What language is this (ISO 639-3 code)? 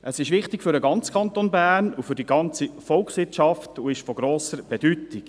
gsw